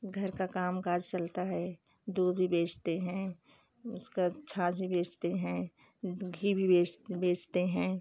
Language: Hindi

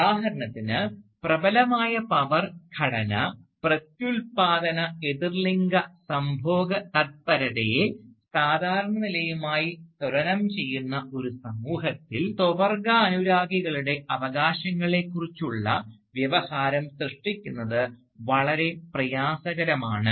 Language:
Malayalam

